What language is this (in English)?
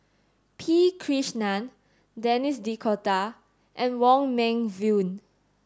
English